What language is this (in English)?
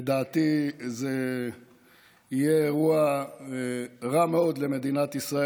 Hebrew